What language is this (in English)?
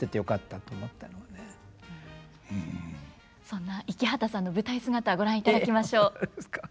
Japanese